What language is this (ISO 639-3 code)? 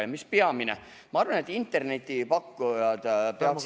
est